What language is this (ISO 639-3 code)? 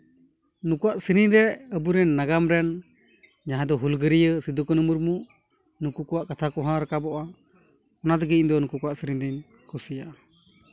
sat